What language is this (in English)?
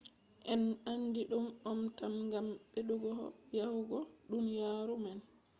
Fula